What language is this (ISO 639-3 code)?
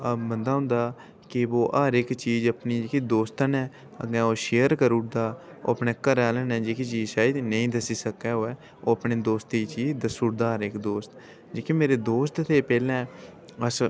doi